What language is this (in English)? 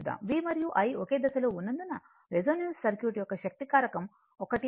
Telugu